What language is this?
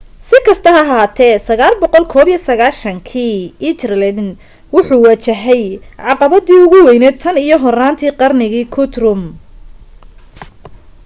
Somali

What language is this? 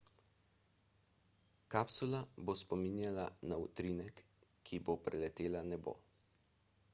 Slovenian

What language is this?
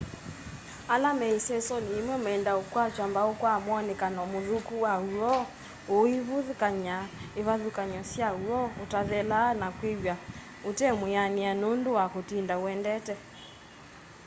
Kamba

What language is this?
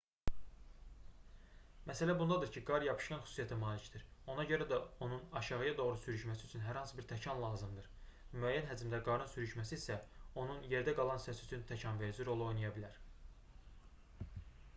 Azerbaijani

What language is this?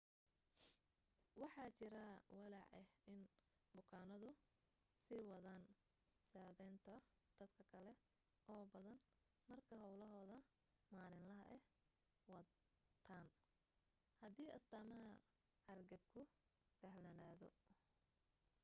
Somali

